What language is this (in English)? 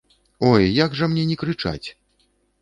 Belarusian